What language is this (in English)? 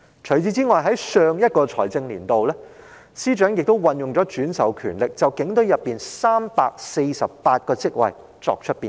Cantonese